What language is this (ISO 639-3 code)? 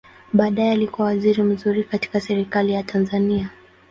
swa